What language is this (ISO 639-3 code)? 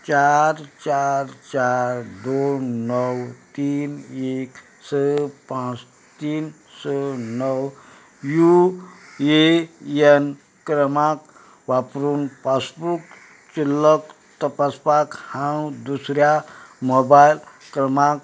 kok